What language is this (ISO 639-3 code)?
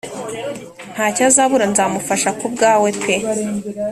kin